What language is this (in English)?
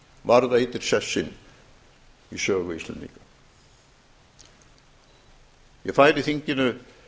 Icelandic